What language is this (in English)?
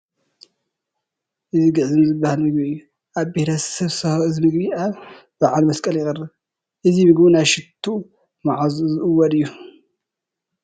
Tigrinya